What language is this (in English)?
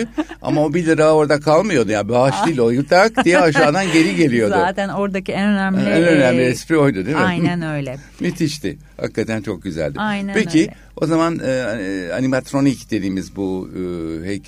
Turkish